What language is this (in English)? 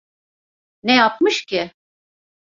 Turkish